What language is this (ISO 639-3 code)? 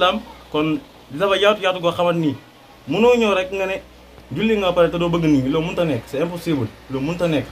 ara